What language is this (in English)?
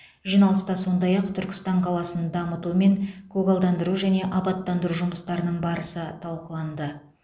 Kazakh